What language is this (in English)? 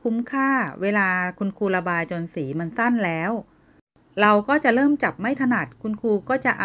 Thai